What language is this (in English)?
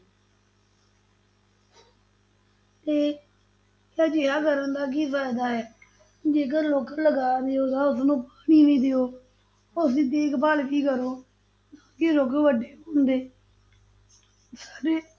Punjabi